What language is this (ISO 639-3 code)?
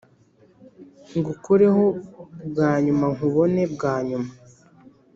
kin